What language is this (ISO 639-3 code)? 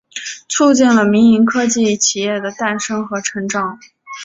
zho